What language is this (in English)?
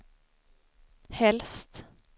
Swedish